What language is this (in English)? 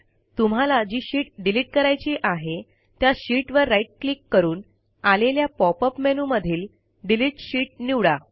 Marathi